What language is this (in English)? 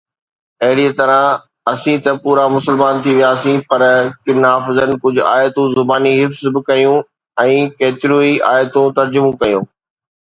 Sindhi